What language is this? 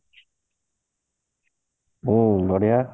Odia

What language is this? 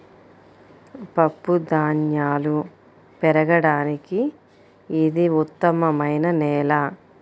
Telugu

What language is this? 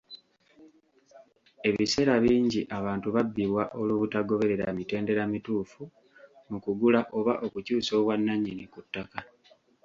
Ganda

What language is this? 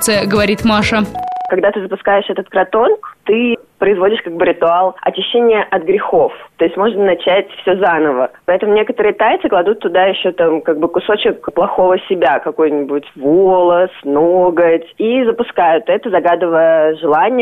Russian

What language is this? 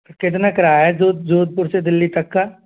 Hindi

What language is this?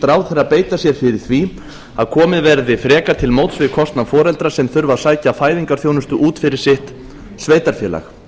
Icelandic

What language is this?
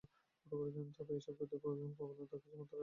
Bangla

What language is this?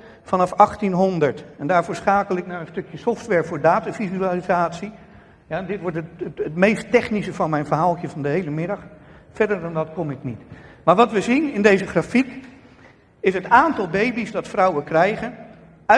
Dutch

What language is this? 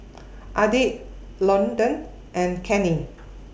English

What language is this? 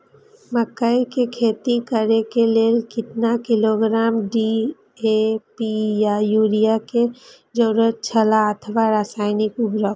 Maithili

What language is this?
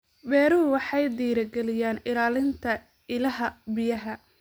Somali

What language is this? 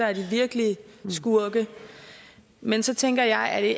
Danish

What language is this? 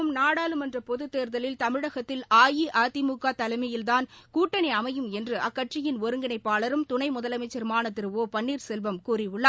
Tamil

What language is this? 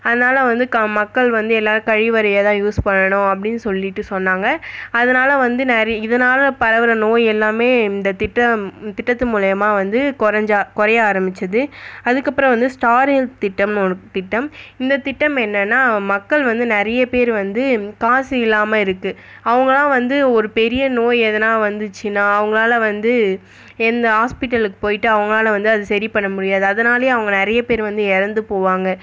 Tamil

